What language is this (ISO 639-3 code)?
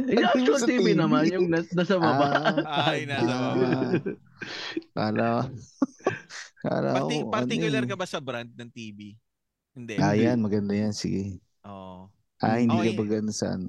fil